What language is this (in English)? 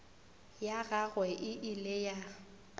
Northern Sotho